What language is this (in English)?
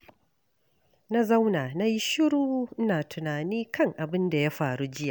Hausa